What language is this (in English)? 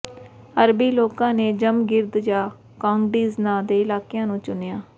Punjabi